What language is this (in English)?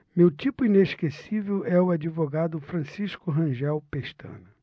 Portuguese